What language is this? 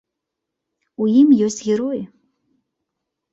Belarusian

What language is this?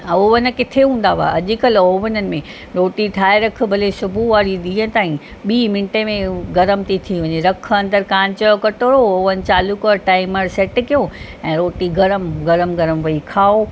Sindhi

